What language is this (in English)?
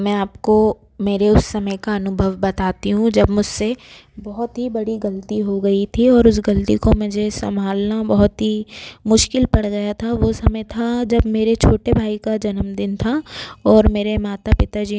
Hindi